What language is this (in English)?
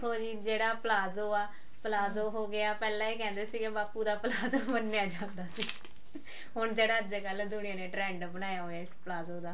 Punjabi